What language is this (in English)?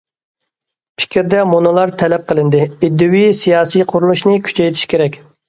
Uyghur